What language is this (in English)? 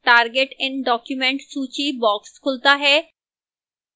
Hindi